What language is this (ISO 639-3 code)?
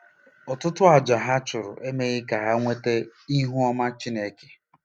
ibo